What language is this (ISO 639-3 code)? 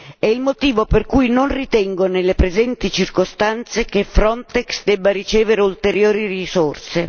ita